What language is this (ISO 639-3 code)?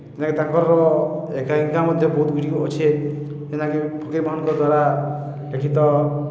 ori